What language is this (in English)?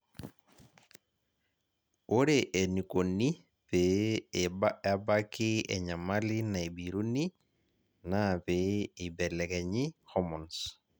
Masai